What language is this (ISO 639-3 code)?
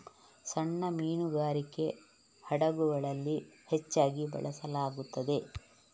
kan